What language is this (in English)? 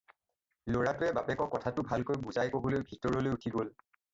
Assamese